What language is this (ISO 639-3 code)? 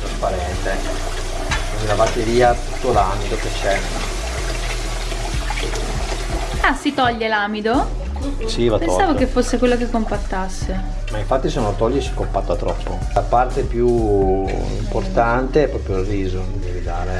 ita